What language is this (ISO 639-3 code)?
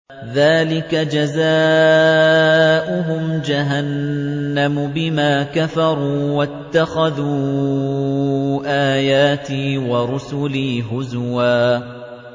ara